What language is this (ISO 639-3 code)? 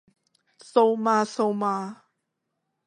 yue